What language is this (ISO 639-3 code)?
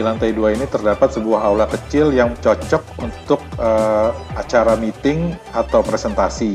ind